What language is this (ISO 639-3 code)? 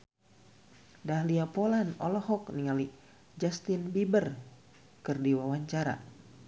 sun